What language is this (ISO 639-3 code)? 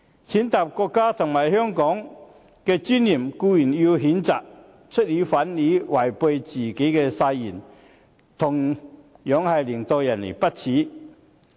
yue